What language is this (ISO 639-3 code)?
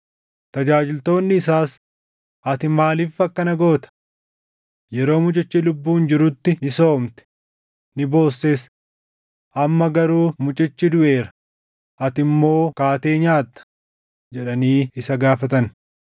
orm